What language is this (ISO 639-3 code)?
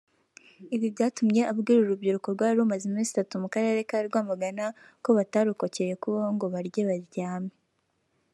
kin